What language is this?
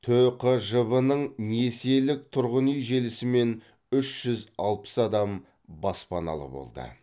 Kazakh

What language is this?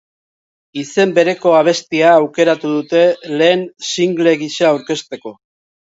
Basque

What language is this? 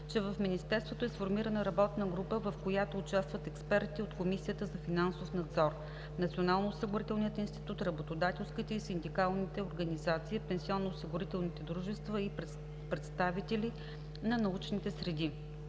Bulgarian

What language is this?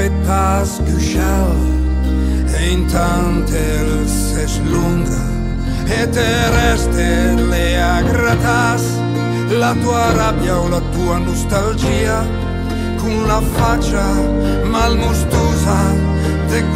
Italian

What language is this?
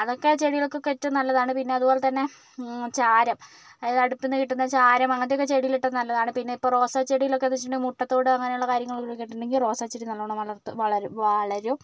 Malayalam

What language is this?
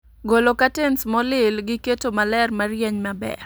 Luo (Kenya and Tanzania)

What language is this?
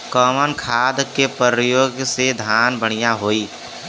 Bhojpuri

